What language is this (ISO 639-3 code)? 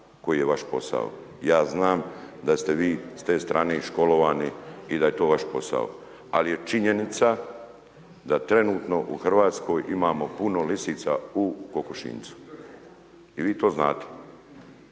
hrv